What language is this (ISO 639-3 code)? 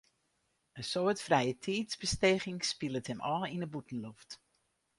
fry